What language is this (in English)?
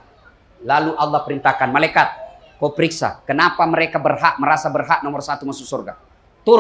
Indonesian